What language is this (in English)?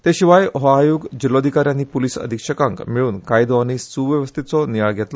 Konkani